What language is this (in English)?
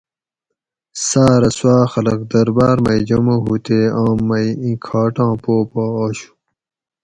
Gawri